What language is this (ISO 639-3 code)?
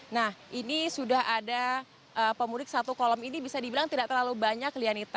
ind